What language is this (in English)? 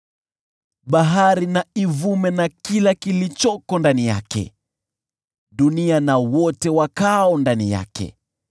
Swahili